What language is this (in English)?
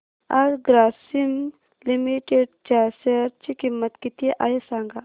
Marathi